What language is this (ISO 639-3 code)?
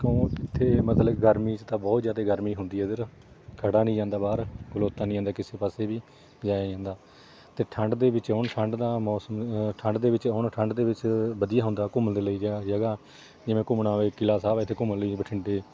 pan